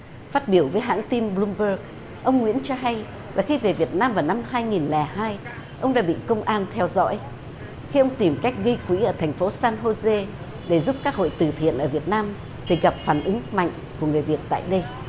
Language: Vietnamese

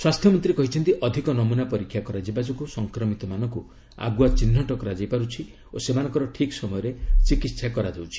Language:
Odia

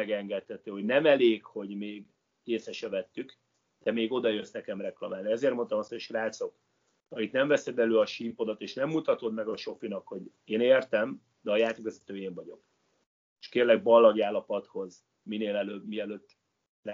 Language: Hungarian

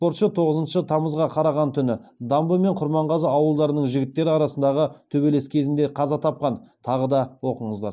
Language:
Kazakh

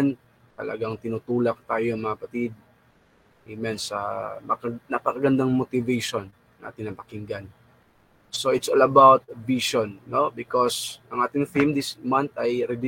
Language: Filipino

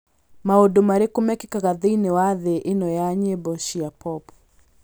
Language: Kikuyu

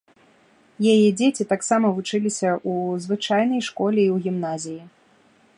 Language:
Belarusian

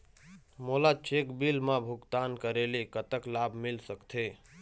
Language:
Chhattisgarhi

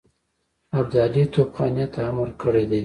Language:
Pashto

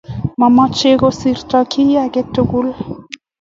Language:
Kalenjin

